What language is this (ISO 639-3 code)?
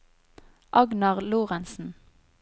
nor